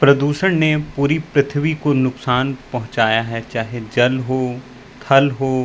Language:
Hindi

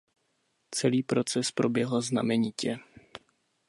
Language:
Czech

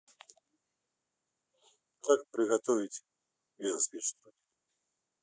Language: Russian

